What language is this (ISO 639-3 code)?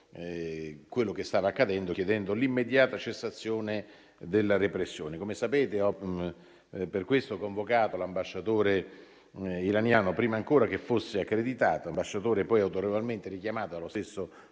ita